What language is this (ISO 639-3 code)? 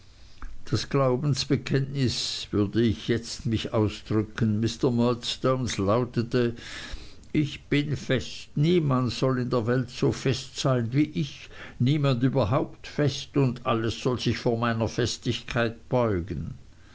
deu